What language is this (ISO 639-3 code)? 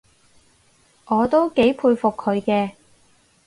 yue